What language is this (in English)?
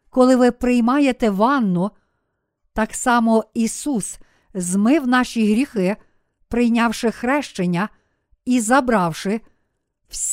Ukrainian